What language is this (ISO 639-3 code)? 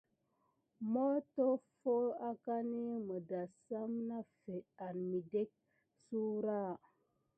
gid